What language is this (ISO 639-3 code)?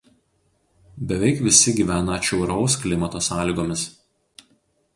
lit